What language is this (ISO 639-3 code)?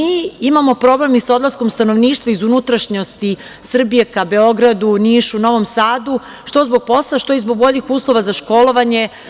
srp